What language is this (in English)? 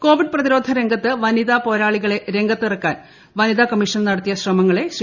Malayalam